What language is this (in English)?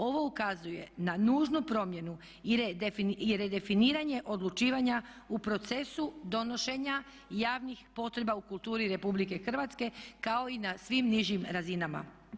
Croatian